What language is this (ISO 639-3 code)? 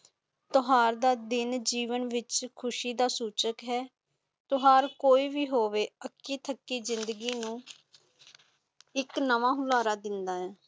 pan